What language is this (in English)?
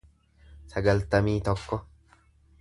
Oromo